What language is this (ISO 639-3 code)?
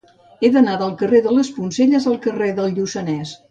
cat